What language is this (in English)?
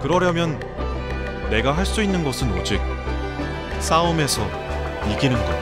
Korean